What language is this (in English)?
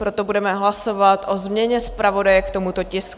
Czech